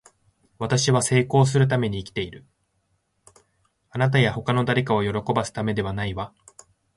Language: Japanese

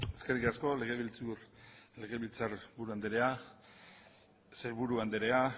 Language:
Basque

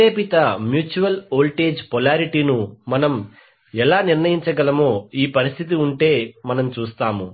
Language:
Telugu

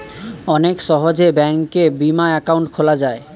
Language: Bangla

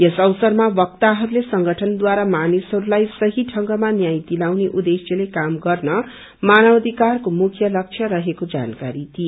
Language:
Nepali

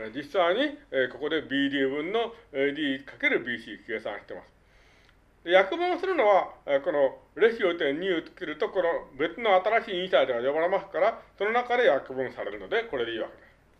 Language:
Japanese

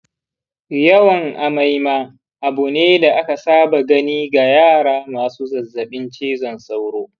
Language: Hausa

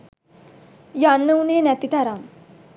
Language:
Sinhala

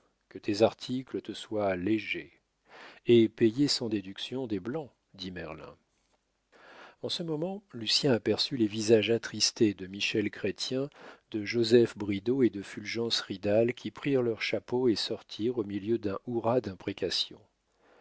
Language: French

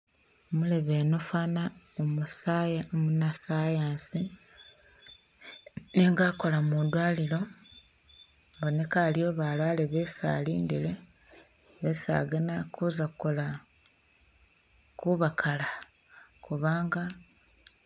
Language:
Masaaba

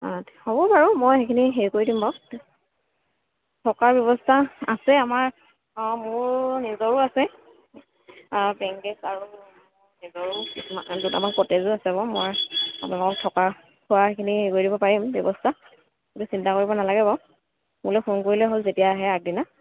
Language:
Assamese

